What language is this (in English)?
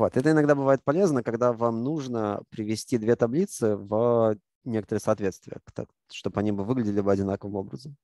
Russian